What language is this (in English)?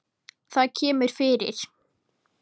Icelandic